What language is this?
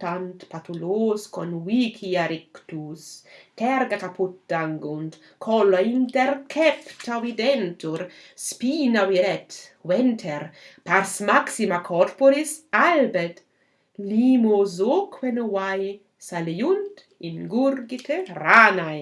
German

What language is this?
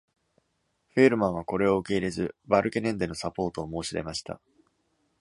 Japanese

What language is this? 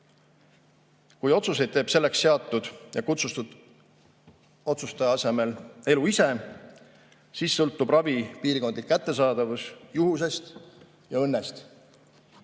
Estonian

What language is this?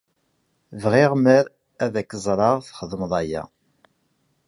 Kabyle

